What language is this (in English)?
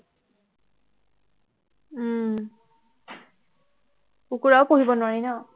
Assamese